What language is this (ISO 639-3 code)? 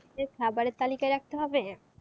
ben